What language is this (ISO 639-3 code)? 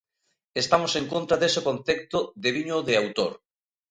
glg